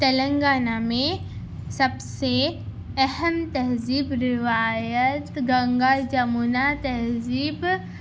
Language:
Urdu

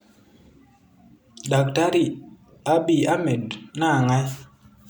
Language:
Masai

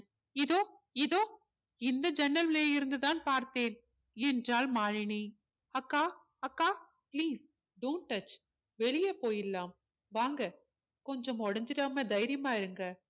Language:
Tamil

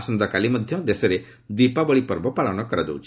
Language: Odia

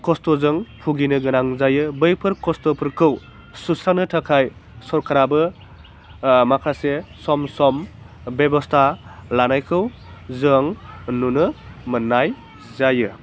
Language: Bodo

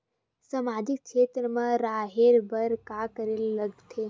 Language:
Chhattisgarhi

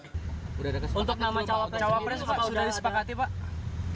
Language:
Indonesian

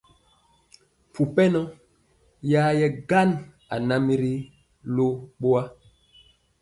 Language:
Mpiemo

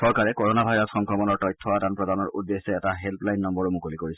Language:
Assamese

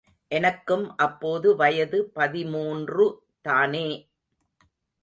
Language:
Tamil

